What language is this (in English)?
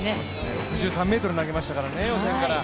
Japanese